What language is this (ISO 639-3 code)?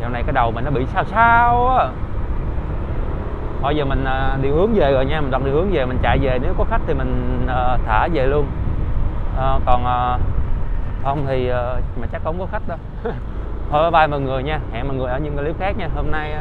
vie